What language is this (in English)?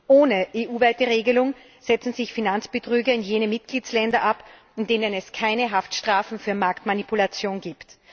German